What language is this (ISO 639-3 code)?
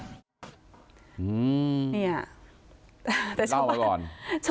tha